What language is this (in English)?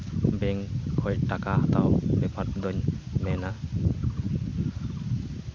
Santali